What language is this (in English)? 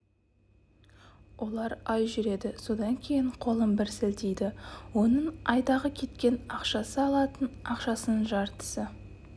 Kazakh